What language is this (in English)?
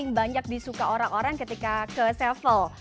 Indonesian